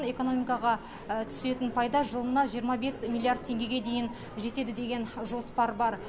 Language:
Kazakh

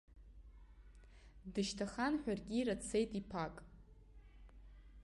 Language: Abkhazian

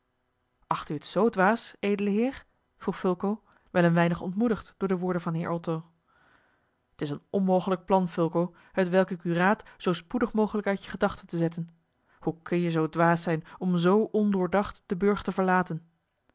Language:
Dutch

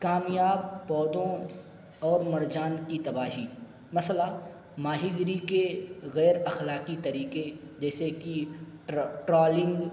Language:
Urdu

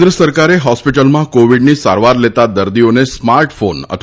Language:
Gujarati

